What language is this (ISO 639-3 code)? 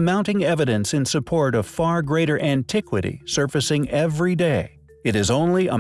eng